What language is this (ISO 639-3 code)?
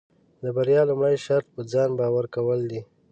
pus